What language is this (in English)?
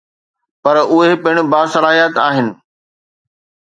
Sindhi